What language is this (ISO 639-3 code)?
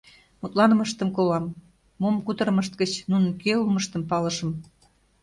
chm